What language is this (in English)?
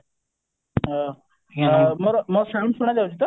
Odia